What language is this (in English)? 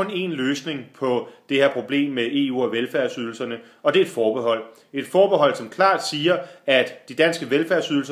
Danish